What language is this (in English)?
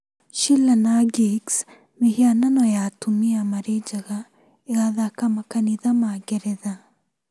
Kikuyu